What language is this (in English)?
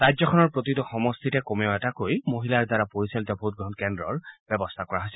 Assamese